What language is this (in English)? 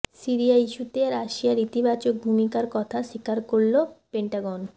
Bangla